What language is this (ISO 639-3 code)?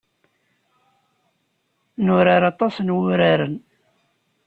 kab